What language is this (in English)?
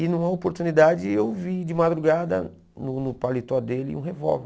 Portuguese